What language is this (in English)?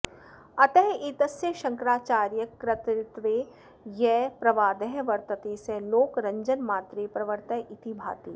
Sanskrit